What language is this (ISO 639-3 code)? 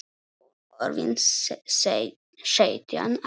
isl